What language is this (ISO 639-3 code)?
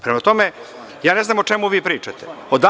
srp